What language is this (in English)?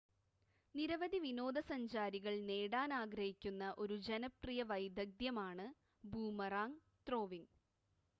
Malayalam